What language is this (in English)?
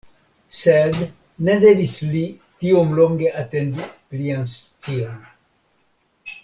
Esperanto